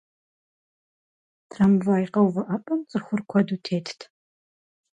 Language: Kabardian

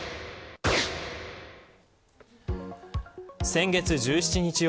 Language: Japanese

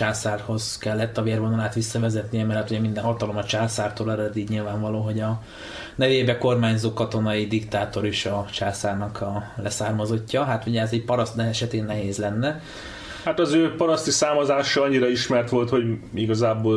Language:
Hungarian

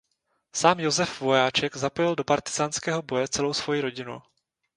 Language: Czech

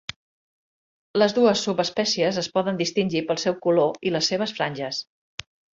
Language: Catalan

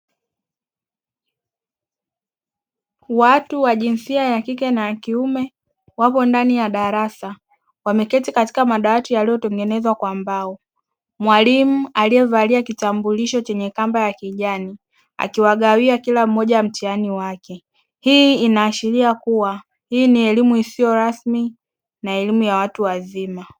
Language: Swahili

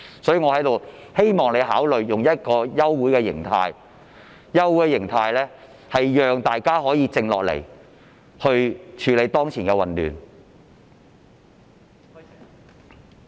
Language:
Cantonese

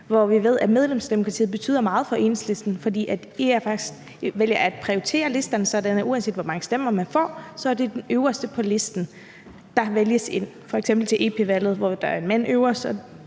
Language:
Danish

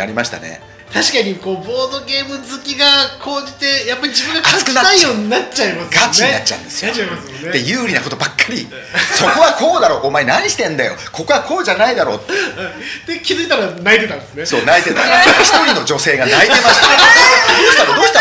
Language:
Japanese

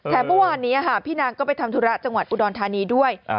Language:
Thai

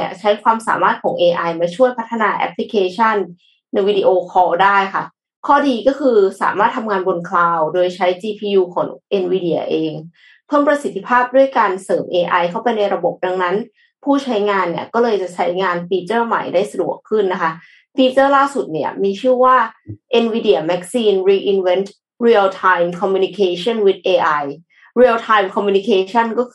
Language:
Thai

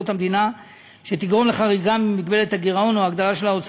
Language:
Hebrew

